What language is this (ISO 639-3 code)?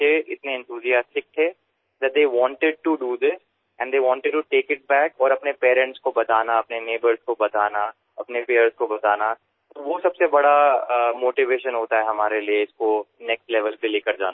ben